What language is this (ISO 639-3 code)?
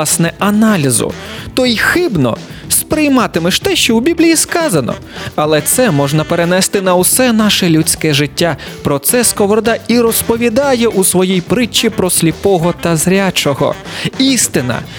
ukr